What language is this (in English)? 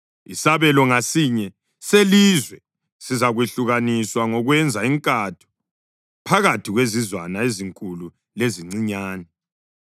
North Ndebele